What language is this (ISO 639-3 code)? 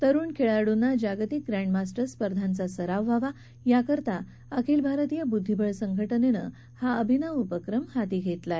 mar